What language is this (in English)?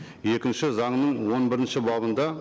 Kazakh